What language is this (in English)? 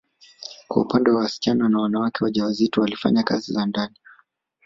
Swahili